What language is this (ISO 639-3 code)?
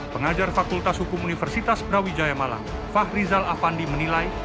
ind